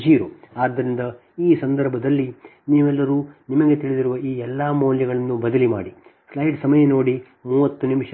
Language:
Kannada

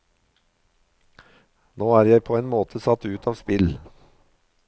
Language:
Norwegian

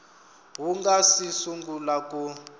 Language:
Tsonga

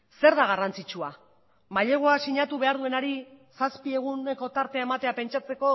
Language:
Basque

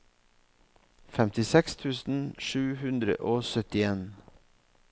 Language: Norwegian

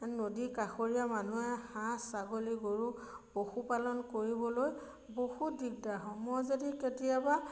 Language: Assamese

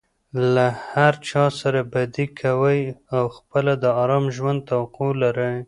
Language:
Pashto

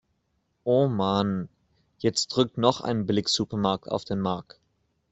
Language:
German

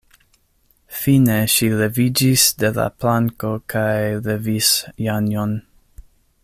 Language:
Esperanto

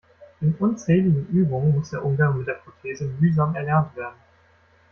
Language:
German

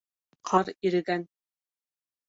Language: Bashkir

